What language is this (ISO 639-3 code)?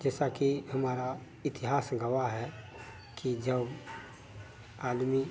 hin